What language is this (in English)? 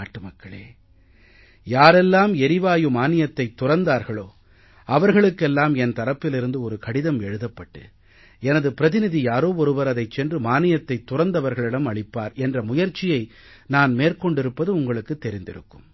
Tamil